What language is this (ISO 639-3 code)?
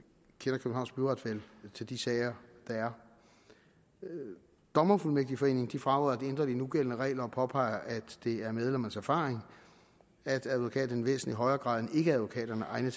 dan